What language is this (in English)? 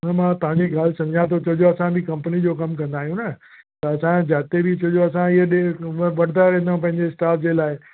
Sindhi